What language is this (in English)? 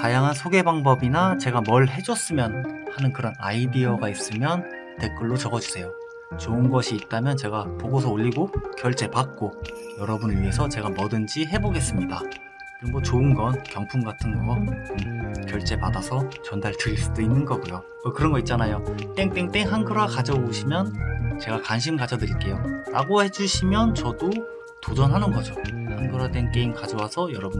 Korean